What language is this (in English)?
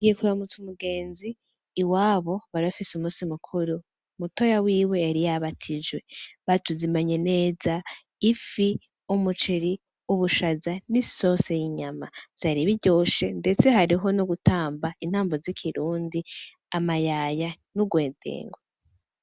Rundi